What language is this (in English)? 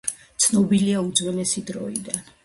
Georgian